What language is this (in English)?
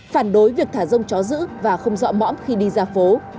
Vietnamese